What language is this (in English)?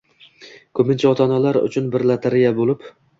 Uzbek